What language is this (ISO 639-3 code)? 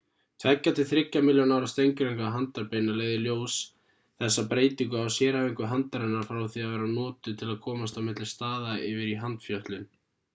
isl